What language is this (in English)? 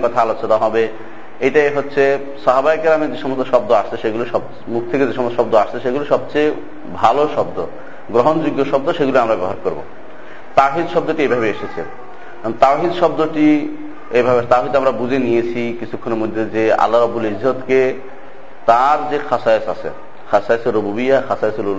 Bangla